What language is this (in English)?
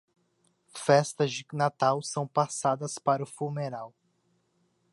Portuguese